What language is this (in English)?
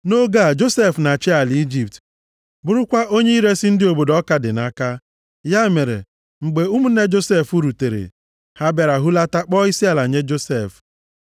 Igbo